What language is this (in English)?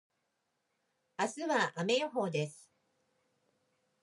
Japanese